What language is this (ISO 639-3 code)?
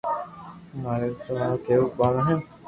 lrk